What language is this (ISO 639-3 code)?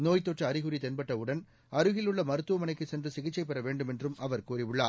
tam